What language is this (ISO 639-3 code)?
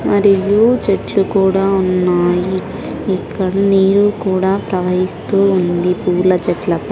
tel